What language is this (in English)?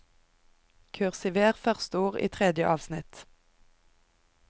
Norwegian